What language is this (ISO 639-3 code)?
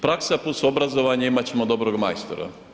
hrv